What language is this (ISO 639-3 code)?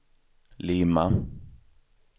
swe